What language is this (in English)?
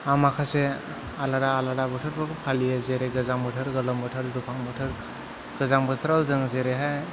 Bodo